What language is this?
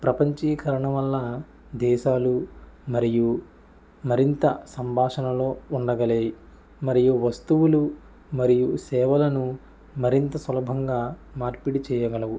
Telugu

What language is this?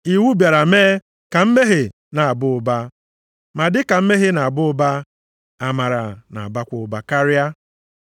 Igbo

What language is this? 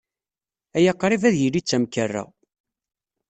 Kabyle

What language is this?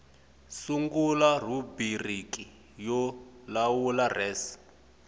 Tsonga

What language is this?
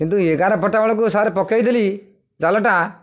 Odia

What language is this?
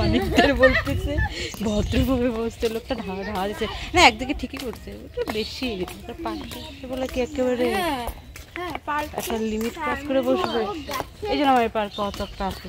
Bangla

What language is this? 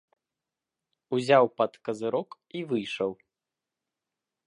Belarusian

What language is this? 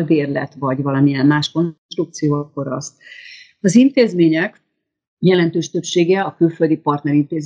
Hungarian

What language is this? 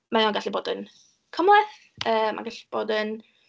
Welsh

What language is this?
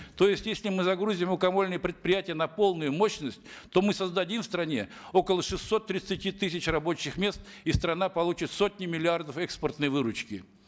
Kazakh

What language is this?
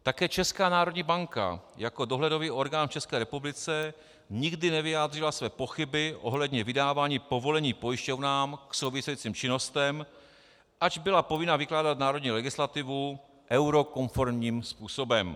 Czech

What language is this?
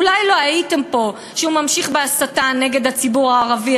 Hebrew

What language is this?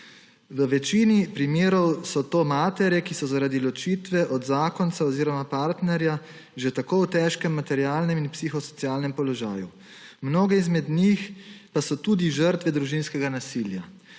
Slovenian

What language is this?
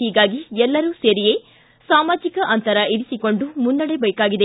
Kannada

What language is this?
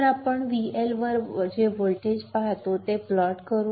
Marathi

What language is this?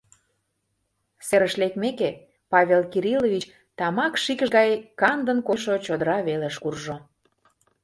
Mari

